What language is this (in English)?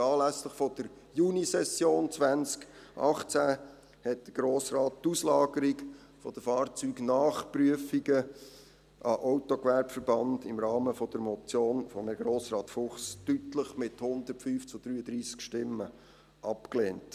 Swiss German